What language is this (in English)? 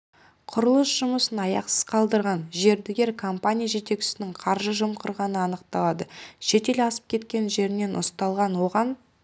Kazakh